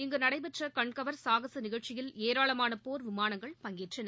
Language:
Tamil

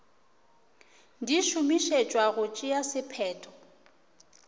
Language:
Northern Sotho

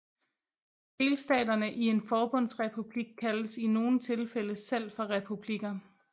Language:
Danish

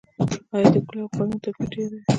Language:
Pashto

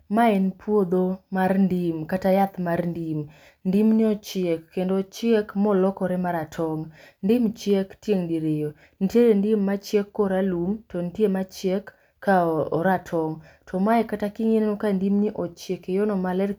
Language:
Luo (Kenya and Tanzania)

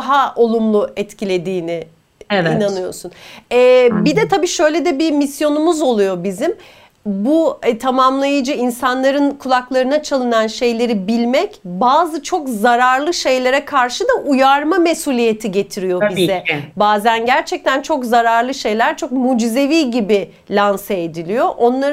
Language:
Turkish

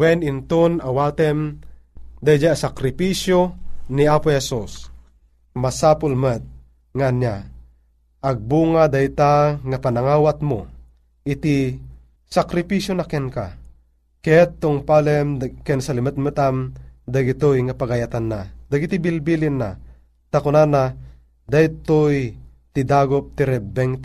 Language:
Filipino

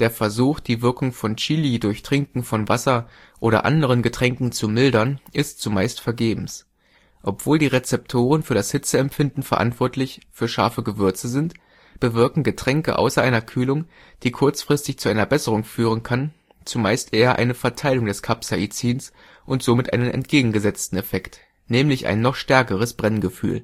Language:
German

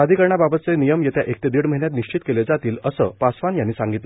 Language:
Marathi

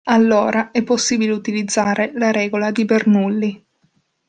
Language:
Italian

